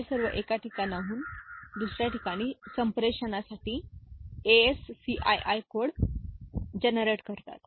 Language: Marathi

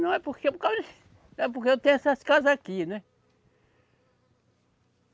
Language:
Portuguese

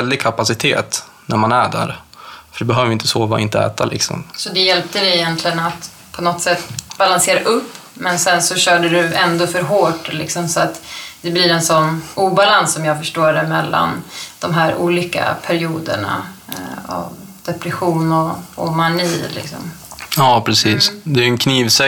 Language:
Swedish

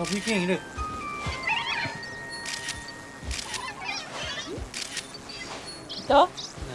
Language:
Japanese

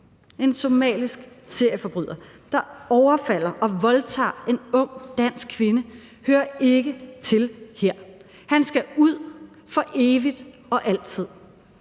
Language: Danish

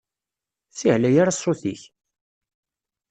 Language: Kabyle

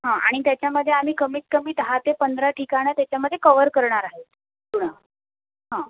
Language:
Marathi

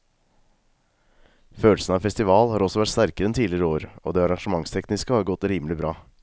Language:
Norwegian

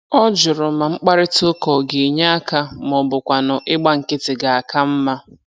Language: Igbo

